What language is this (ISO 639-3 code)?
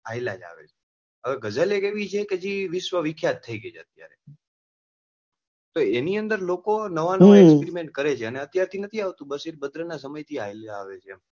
guj